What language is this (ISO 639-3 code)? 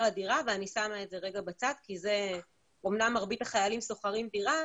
heb